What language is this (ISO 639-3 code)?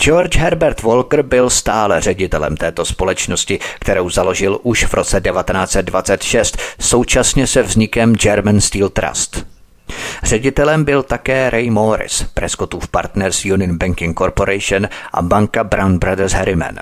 ces